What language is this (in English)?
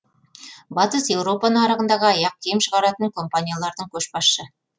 Kazakh